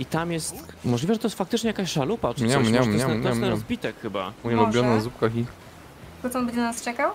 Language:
Polish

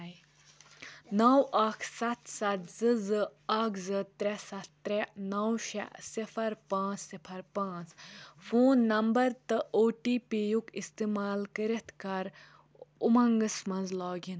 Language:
Kashmiri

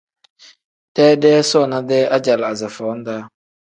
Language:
Tem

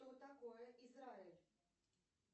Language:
Russian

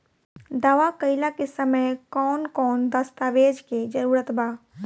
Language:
Bhojpuri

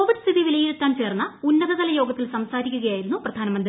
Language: Malayalam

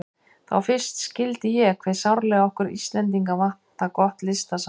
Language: Icelandic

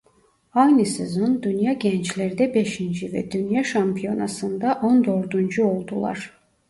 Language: Turkish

